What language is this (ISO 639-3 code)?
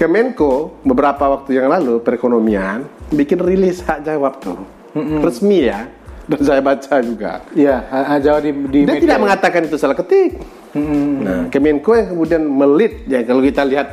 ind